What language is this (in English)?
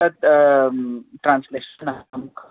Sanskrit